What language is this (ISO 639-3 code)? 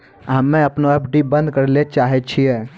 mai